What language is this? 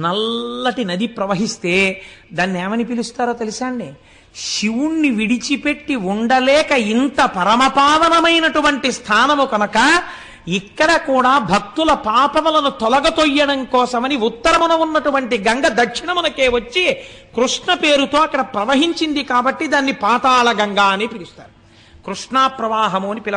Telugu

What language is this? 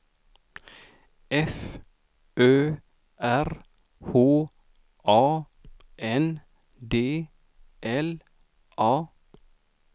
Swedish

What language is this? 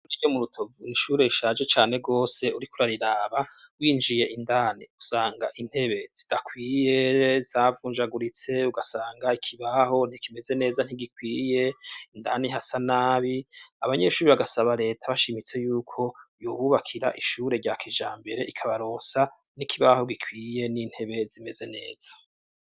Rundi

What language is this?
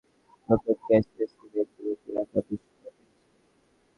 Bangla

